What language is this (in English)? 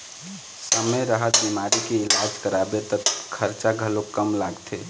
Chhattisgarhi